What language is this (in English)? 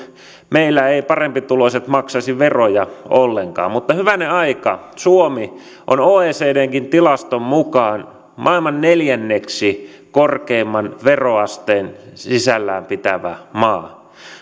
Finnish